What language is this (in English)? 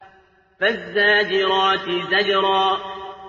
Arabic